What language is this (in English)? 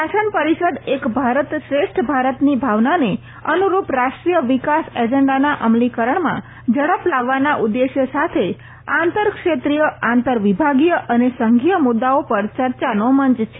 Gujarati